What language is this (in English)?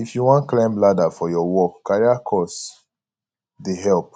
Nigerian Pidgin